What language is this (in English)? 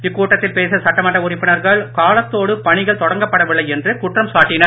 Tamil